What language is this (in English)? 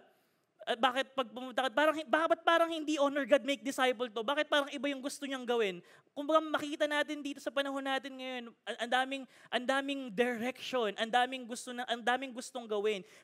Filipino